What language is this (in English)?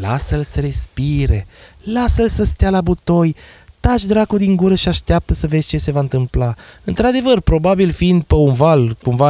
Romanian